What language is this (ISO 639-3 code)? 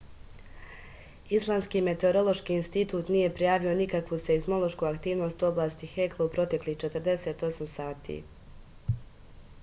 srp